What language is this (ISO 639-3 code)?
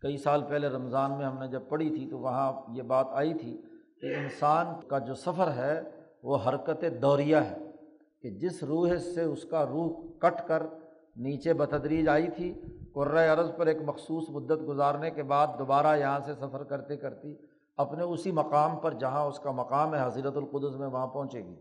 urd